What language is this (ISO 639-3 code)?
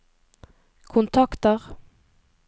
nor